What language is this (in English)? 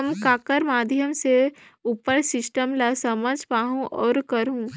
Chhattisgarhi